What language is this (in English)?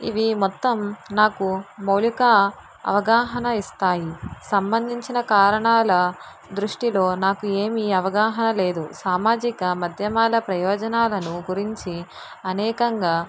Telugu